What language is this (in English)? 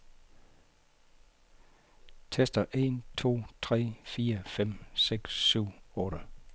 Danish